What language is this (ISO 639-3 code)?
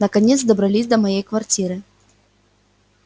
rus